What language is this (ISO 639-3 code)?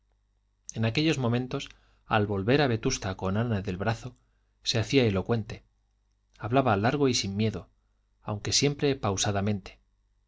spa